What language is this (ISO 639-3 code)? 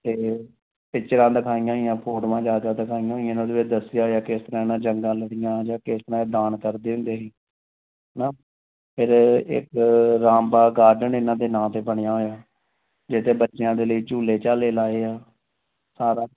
pan